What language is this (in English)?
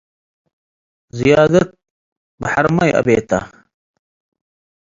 Tigre